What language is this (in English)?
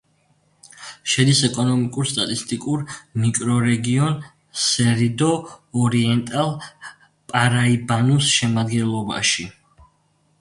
Georgian